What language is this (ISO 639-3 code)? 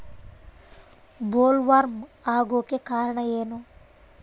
kan